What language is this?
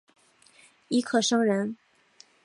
Chinese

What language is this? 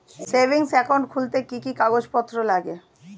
Bangla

